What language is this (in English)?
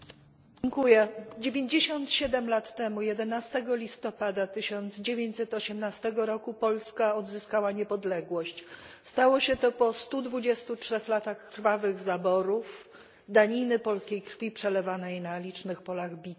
Polish